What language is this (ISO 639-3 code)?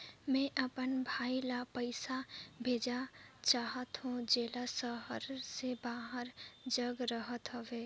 hne